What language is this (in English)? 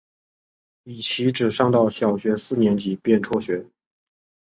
Chinese